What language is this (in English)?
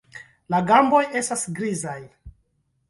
Esperanto